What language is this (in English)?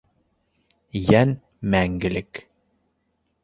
Bashkir